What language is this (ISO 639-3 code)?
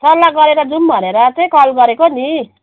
nep